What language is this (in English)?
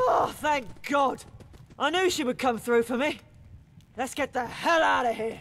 English